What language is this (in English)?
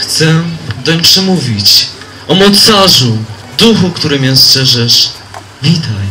Polish